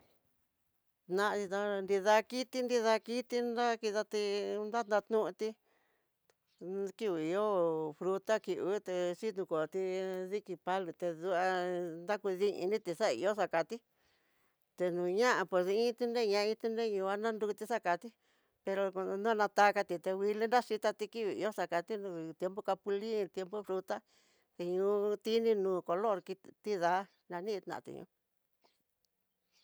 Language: Tidaá Mixtec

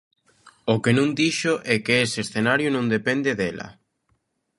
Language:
Galician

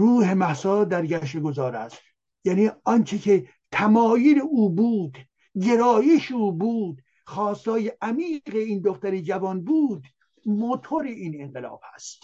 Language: Persian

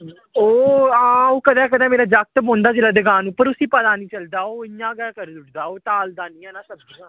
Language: Dogri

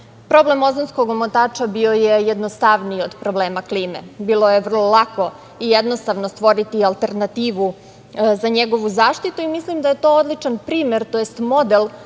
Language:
Serbian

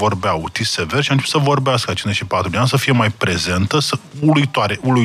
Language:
Romanian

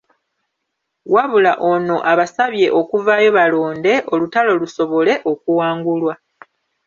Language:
Ganda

